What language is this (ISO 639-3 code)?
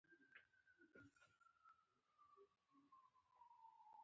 pus